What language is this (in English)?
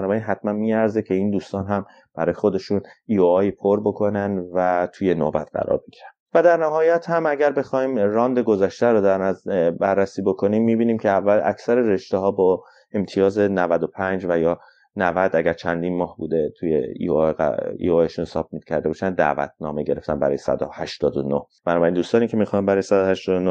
Persian